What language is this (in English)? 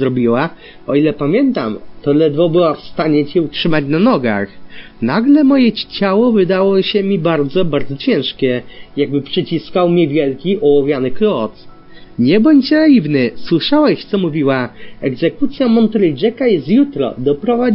Polish